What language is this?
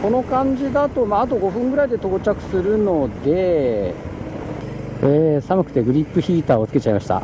Japanese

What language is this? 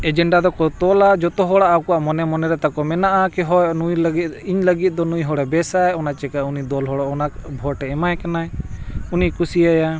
Santali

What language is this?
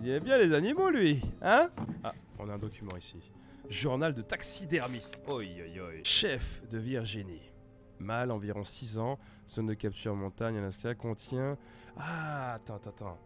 French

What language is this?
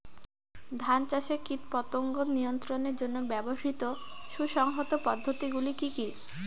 Bangla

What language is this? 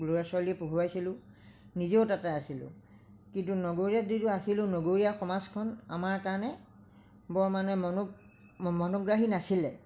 Assamese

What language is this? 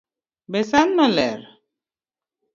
Luo (Kenya and Tanzania)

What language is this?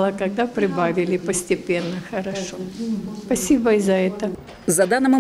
Ukrainian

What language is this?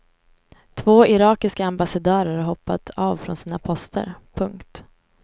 Swedish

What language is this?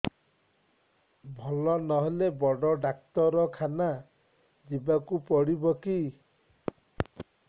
Odia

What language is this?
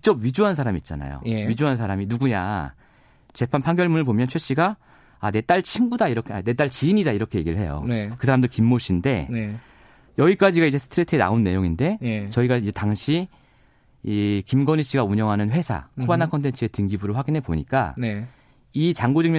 Korean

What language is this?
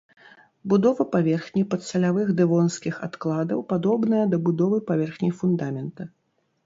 Belarusian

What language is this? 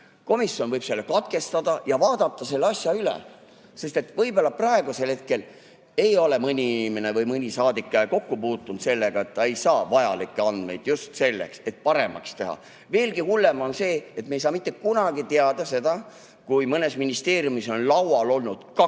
Estonian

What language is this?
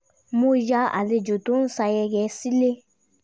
Yoruba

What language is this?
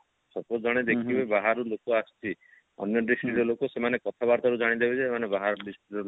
Odia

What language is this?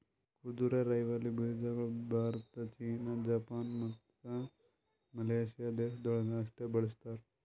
Kannada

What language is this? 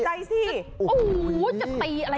Thai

